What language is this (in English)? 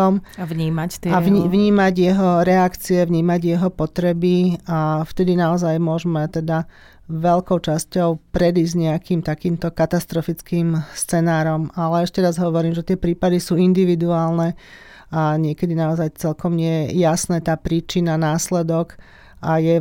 Slovak